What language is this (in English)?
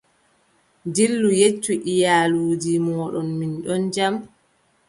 Adamawa Fulfulde